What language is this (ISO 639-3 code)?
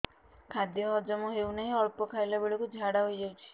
ori